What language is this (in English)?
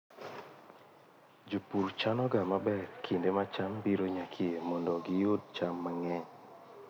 Luo (Kenya and Tanzania)